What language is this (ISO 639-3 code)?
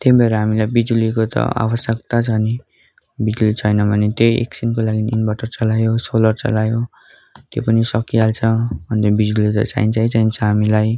nep